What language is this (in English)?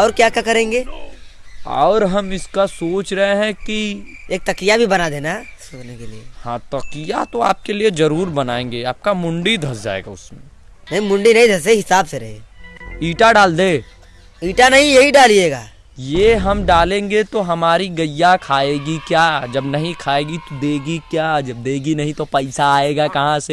Hindi